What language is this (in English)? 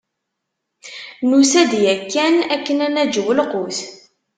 Kabyle